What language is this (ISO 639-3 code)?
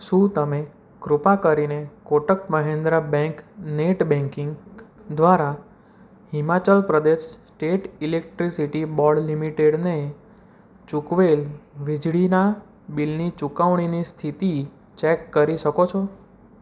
guj